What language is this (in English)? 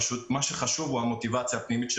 Hebrew